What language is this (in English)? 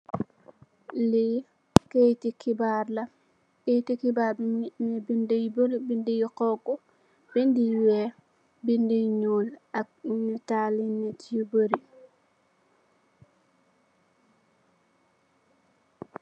Wolof